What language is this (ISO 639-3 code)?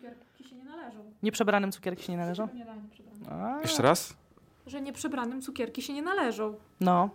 pol